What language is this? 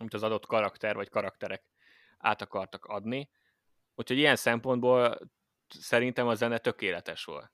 Hungarian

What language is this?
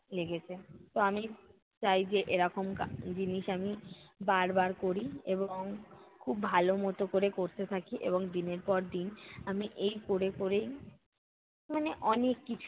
Bangla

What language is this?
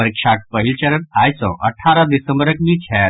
Maithili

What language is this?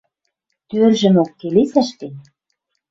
Western Mari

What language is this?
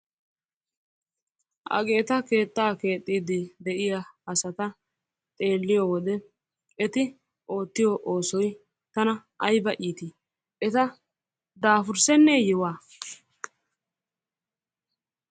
Wolaytta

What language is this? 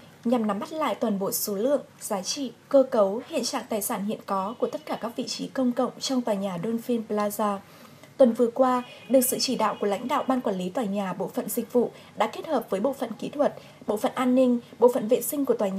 Vietnamese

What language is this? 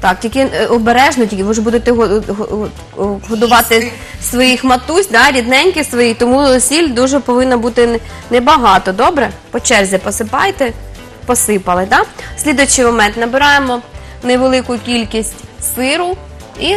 Russian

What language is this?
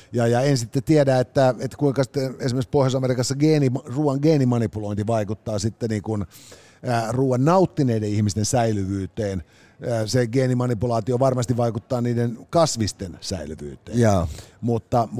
Finnish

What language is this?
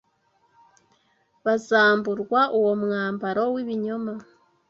Kinyarwanda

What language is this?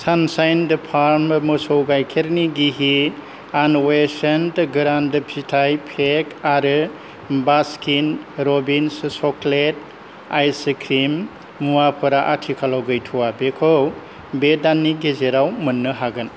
Bodo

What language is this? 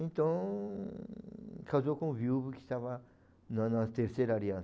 Portuguese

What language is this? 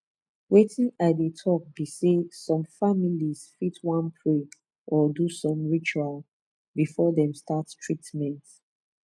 Nigerian Pidgin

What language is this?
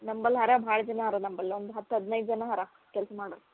Kannada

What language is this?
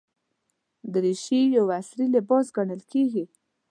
Pashto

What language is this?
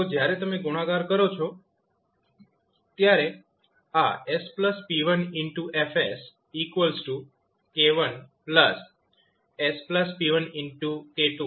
Gujarati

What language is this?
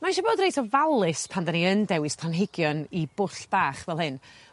Welsh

